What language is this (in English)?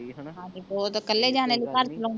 Punjabi